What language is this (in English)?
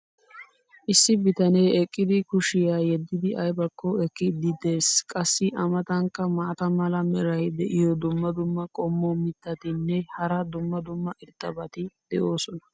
Wolaytta